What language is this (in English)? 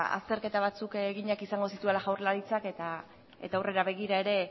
Basque